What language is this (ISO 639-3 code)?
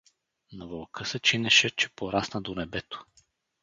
bul